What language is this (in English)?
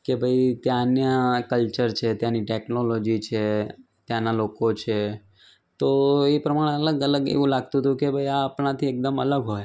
Gujarati